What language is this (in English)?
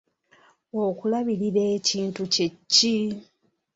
Ganda